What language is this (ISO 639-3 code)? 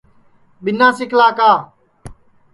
ssi